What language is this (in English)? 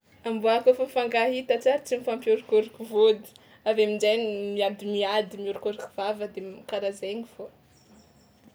Tsimihety Malagasy